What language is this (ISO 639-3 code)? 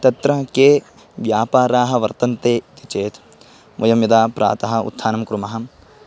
san